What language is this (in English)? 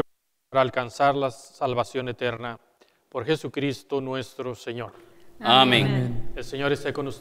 Spanish